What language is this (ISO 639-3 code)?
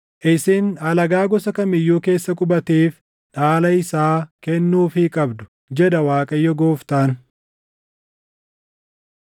orm